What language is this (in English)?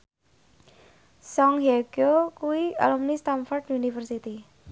Javanese